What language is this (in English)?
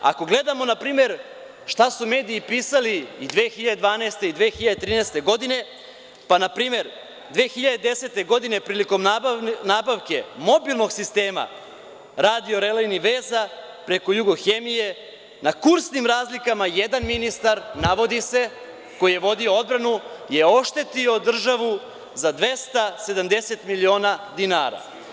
Serbian